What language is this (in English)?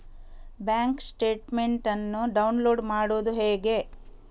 Kannada